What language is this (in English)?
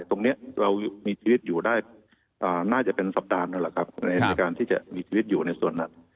Thai